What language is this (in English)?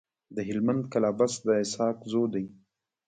Pashto